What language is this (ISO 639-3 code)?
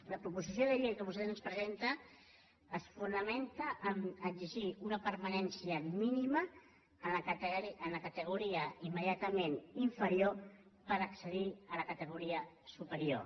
cat